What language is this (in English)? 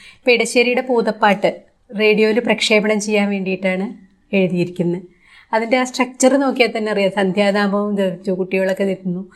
Malayalam